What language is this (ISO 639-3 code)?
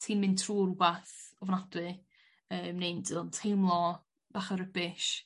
cym